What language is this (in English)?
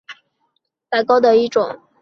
Chinese